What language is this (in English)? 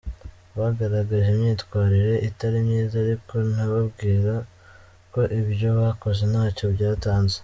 Kinyarwanda